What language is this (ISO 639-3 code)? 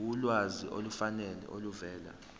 zul